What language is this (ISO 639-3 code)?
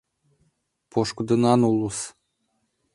chm